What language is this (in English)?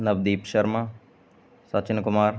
Punjabi